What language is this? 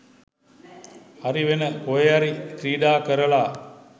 Sinhala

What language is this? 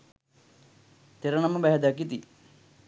Sinhala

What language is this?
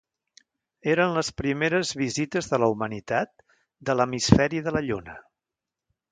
Catalan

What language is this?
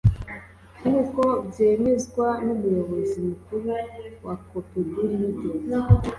Kinyarwanda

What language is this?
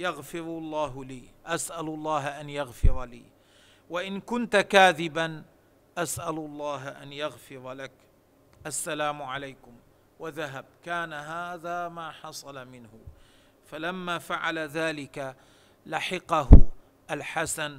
Arabic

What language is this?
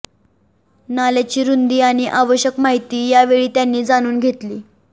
Marathi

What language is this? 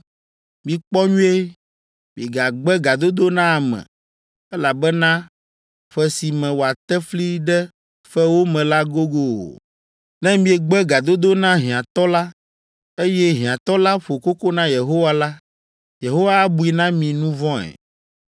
Ewe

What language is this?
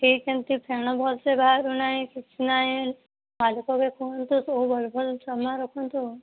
Odia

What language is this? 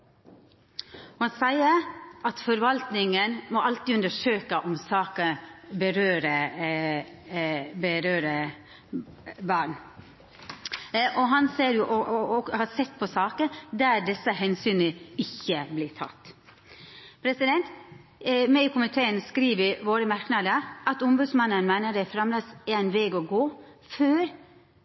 Norwegian Nynorsk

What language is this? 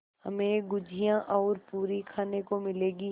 Hindi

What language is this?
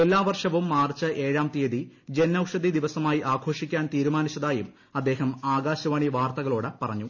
Malayalam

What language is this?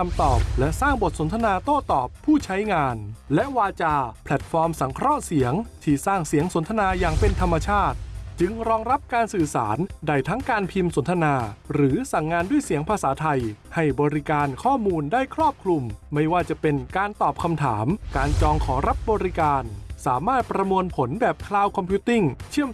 Thai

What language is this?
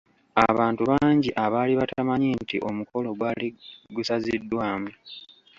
Ganda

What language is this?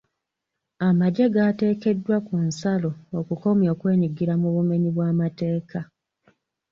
Ganda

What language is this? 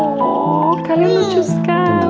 Indonesian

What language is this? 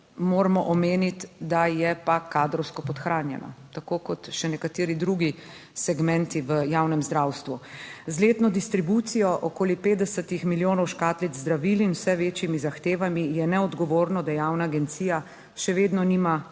Slovenian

